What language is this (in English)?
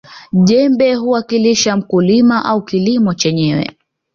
Swahili